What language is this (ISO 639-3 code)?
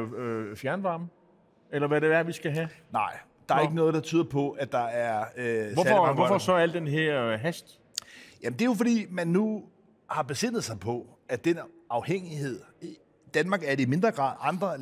dan